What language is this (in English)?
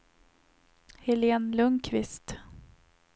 Swedish